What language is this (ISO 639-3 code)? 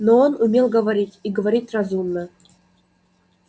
rus